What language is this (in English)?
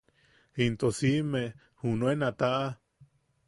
Yaqui